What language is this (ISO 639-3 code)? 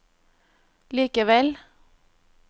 nor